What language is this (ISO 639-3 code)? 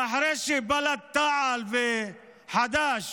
heb